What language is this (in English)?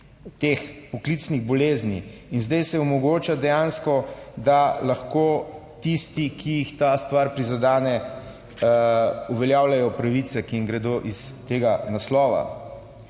Slovenian